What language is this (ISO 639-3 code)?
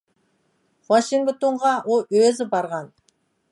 uig